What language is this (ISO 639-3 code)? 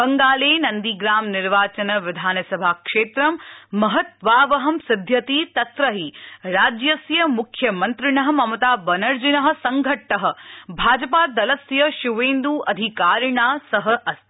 san